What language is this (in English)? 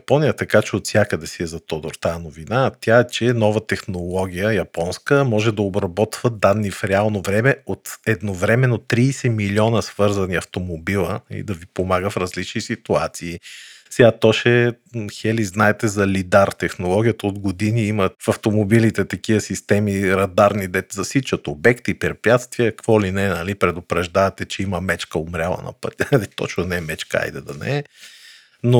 Bulgarian